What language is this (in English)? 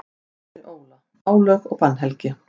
Icelandic